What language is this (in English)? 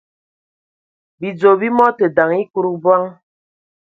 Ewondo